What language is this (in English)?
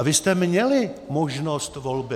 Czech